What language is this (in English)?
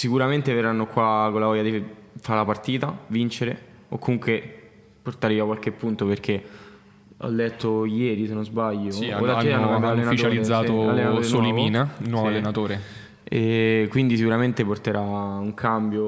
Italian